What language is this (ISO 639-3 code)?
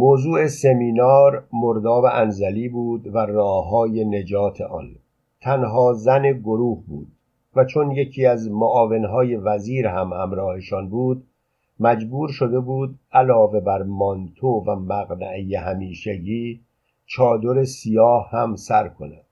fas